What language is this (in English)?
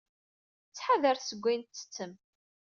Kabyle